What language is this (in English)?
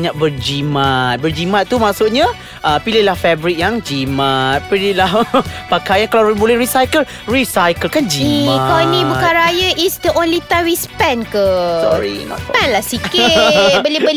Malay